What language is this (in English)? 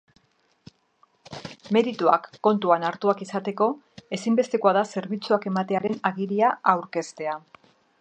Basque